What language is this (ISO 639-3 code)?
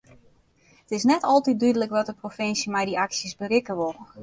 fry